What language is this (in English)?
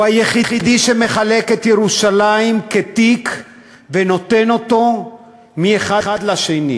Hebrew